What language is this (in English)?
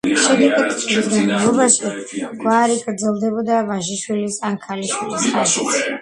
Georgian